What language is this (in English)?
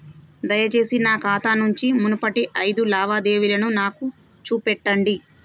Telugu